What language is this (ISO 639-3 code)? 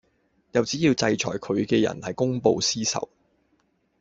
yue